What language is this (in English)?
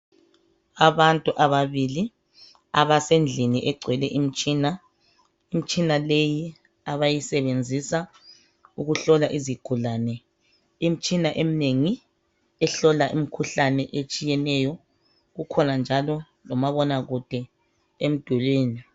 North Ndebele